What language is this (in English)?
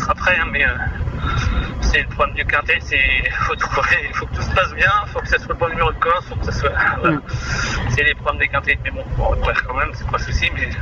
French